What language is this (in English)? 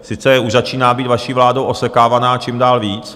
Czech